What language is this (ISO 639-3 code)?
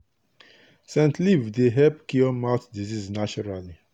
pcm